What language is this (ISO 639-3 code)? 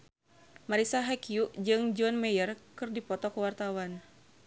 sun